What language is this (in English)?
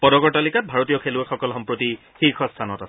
Assamese